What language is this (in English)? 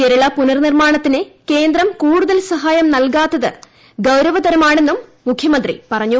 Malayalam